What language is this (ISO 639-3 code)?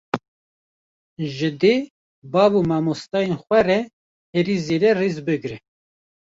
kur